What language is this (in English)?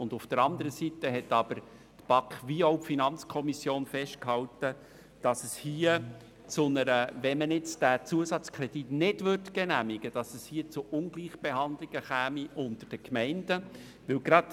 Swiss German